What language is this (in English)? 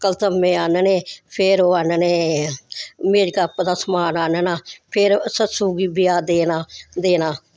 Dogri